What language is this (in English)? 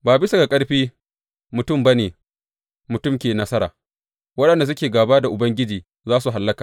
Hausa